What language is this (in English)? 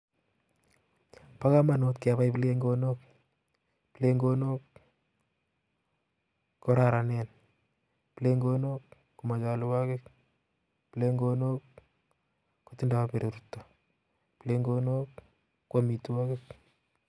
Kalenjin